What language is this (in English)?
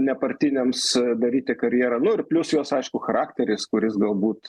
Lithuanian